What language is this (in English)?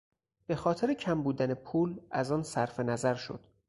Persian